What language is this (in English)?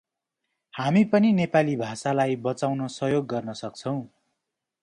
Nepali